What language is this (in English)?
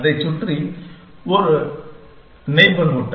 Tamil